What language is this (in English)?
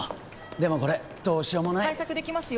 Japanese